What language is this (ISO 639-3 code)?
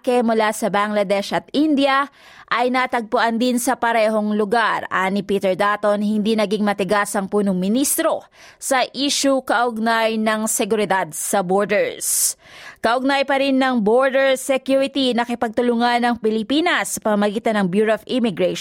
fil